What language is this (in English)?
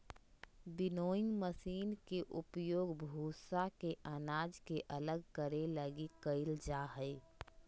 Magahi